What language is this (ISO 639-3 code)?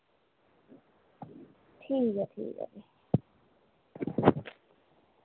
doi